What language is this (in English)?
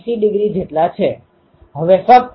Gujarati